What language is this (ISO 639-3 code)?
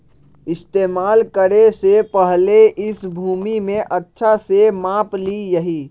mag